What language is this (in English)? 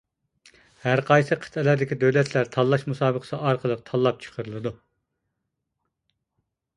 Uyghur